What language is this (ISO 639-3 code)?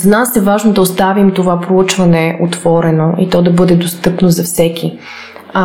bul